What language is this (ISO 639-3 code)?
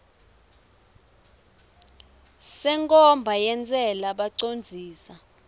ssw